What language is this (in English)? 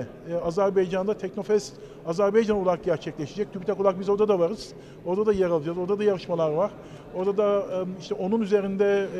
Turkish